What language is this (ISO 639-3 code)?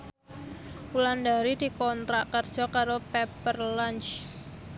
jav